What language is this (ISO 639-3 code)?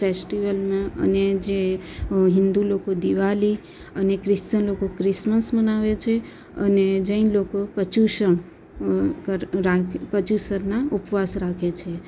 guj